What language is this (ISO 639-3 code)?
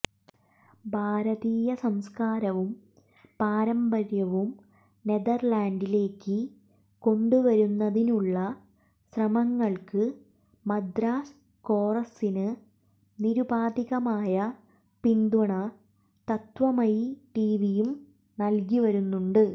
mal